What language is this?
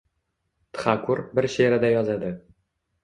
Uzbek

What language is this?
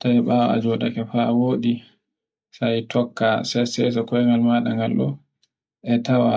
Borgu Fulfulde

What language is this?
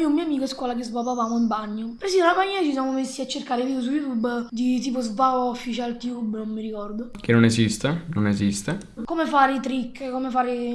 Italian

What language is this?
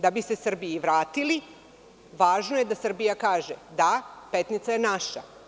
Serbian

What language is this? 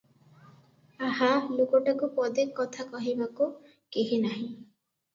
Odia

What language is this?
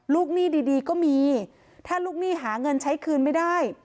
Thai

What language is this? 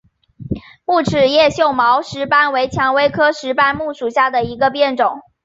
Chinese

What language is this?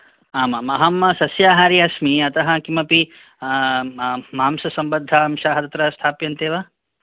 Sanskrit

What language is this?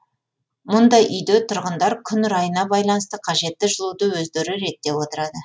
Kazakh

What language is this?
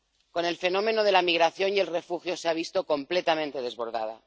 Spanish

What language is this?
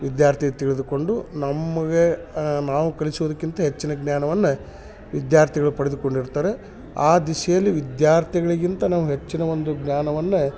Kannada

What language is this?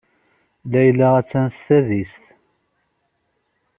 Kabyle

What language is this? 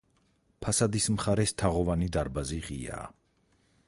Georgian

